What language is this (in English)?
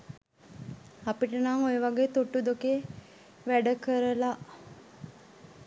Sinhala